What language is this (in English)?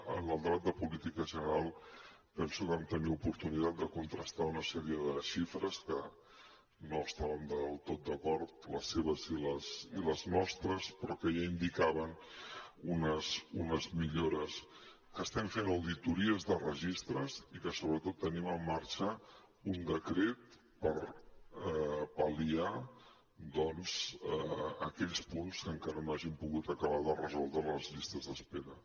Catalan